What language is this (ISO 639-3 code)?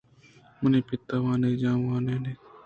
bgp